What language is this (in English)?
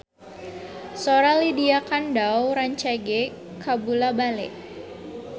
Sundanese